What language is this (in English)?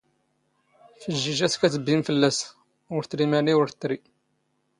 Standard Moroccan Tamazight